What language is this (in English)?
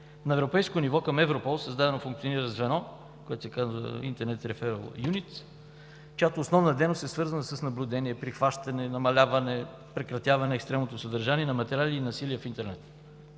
Bulgarian